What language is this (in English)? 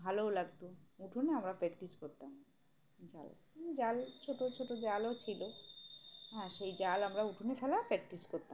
Bangla